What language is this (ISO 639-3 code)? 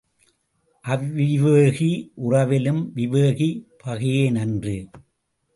tam